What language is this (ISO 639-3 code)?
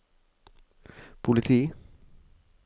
nor